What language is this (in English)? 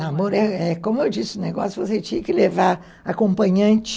Portuguese